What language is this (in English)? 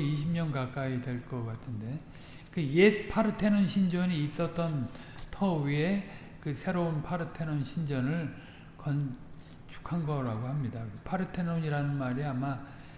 Korean